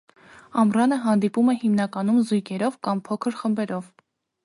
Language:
Armenian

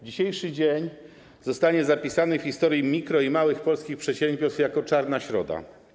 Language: Polish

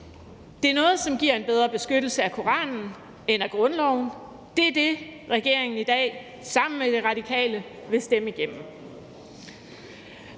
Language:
Danish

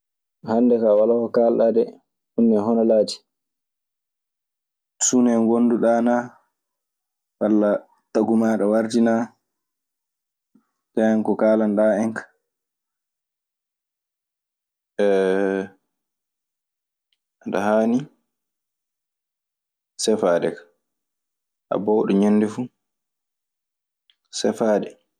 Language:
Maasina Fulfulde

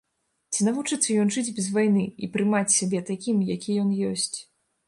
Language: Belarusian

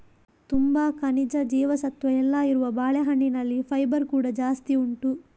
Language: Kannada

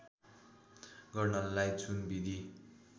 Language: Nepali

